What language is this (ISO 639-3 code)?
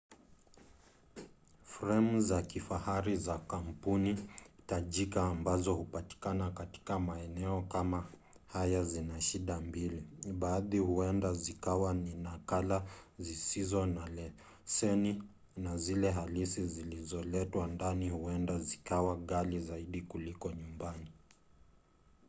swa